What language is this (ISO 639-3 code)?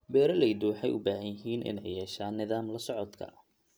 som